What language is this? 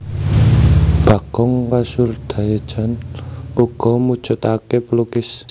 Javanese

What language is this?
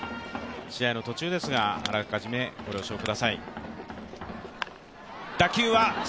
Japanese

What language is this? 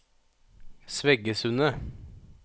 Norwegian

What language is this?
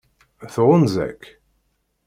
Kabyle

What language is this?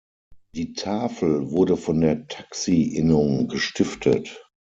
German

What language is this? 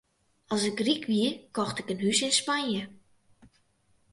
Western Frisian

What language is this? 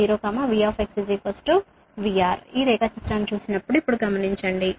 Telugu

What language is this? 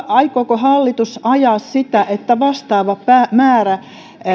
Finnish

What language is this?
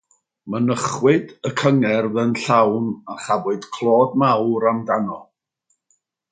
Welsh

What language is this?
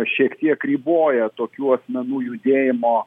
Lithuanian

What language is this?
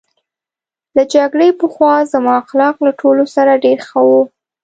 Pashto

